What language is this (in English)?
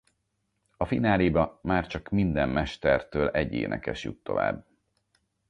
Hungarian